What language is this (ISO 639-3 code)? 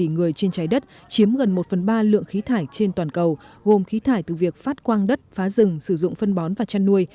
vie